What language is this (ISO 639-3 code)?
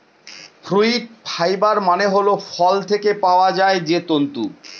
ben